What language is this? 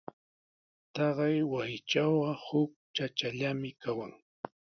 Sihuas Ancash Quechua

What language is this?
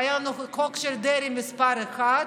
Hebrew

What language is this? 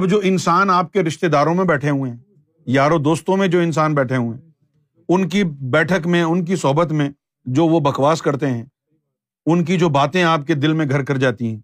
Urdu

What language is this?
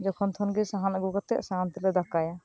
Santali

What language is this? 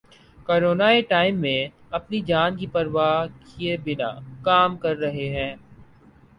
Urdu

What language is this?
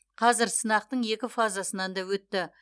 Kazakh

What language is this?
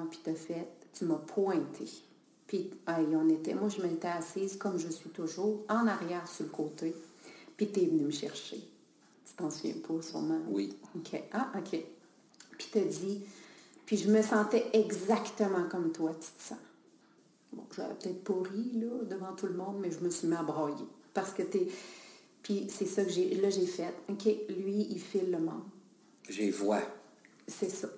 French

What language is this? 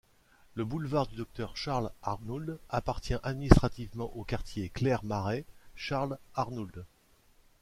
French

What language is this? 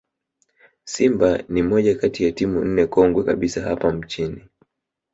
Swahili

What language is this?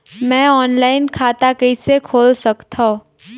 Chhattisgarhi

